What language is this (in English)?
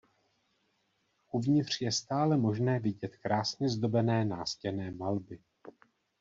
Czech